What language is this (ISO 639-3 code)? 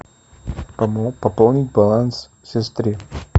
rus